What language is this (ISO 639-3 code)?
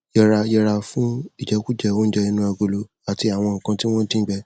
yor